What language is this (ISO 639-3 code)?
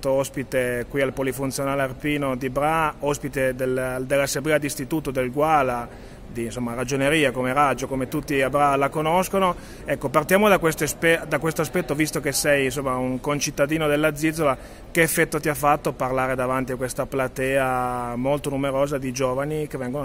ita